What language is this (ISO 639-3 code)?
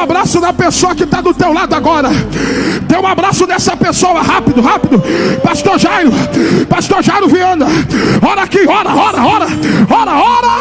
por